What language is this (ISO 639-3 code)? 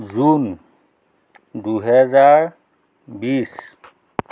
asm